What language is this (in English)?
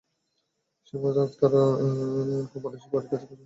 Bangla